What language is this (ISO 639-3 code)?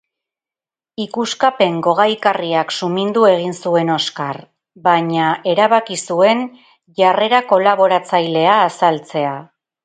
eus